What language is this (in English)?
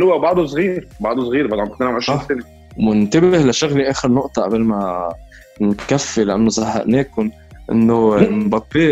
Arabic